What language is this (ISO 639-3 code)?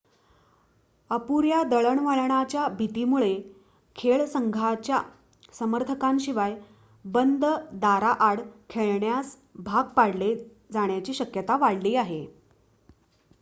mar